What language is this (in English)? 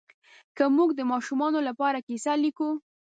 Pashto